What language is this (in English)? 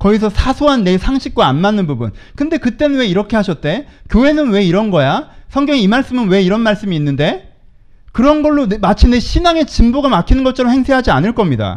Korean